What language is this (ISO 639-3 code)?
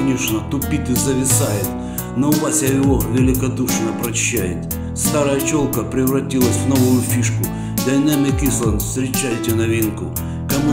rus